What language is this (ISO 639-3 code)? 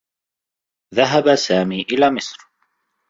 ara